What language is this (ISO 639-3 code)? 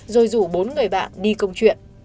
vie